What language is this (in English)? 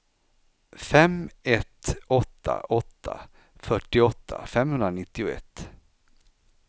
Swedish